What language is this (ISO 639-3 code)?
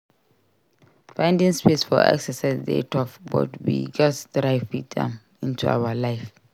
pcm